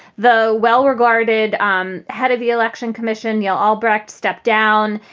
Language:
English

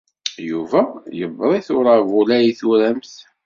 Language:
Kabyle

